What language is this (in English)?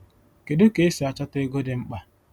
Igbo